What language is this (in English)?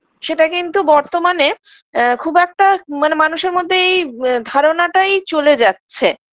Bangla